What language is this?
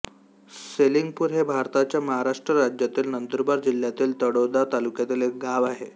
Marathi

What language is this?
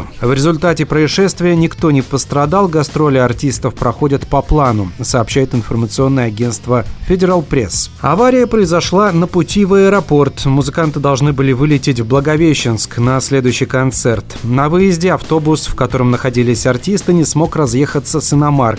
Russian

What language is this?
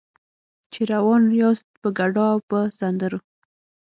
Pashto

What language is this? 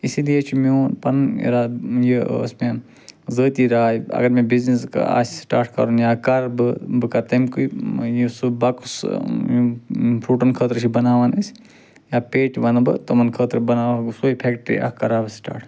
Kashmiri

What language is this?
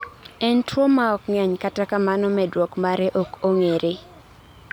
Luo (Kenya and Tanzania)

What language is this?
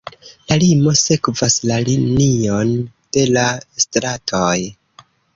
Esperanto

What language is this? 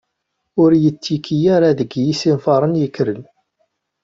Kabyle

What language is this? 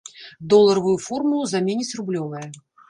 Belarusian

